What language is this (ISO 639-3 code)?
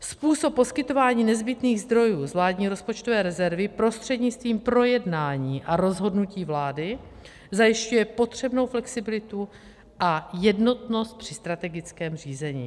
ces